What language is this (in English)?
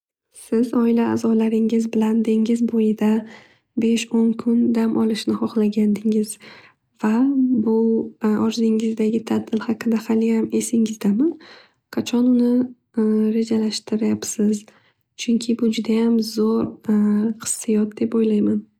Uzbek